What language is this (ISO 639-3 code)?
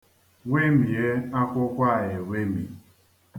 ibo